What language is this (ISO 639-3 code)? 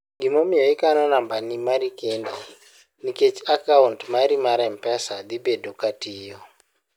luo